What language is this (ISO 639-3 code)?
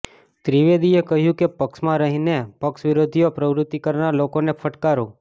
guj